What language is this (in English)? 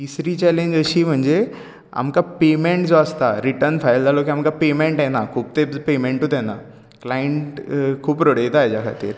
Konkani